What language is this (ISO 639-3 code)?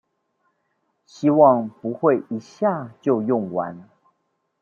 zho